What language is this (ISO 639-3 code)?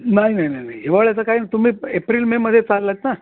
mar